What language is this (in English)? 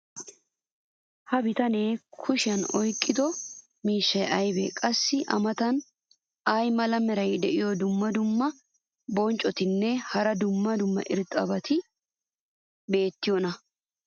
Wolaytta